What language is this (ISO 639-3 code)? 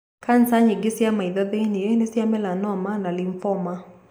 kik